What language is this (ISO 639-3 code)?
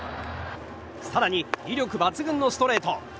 jpn